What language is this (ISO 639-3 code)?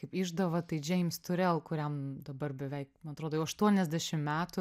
lit